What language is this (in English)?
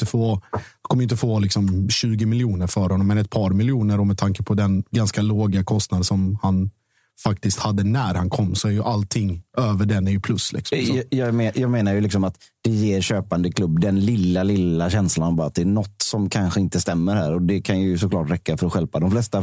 Swedish